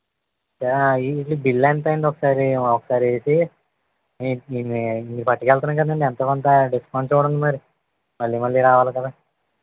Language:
Telugu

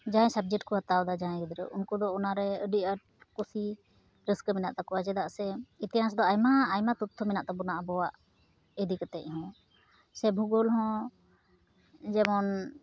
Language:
Santali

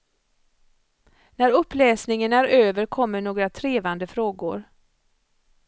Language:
Swedish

